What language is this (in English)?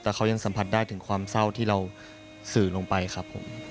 Thai